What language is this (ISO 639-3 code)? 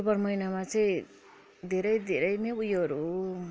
nep